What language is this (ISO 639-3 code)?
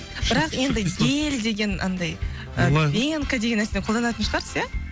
kaz